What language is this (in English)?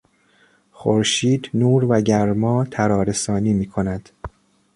Persian